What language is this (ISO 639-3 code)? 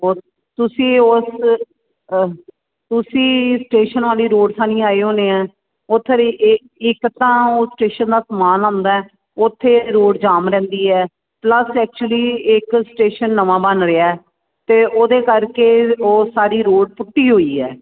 pan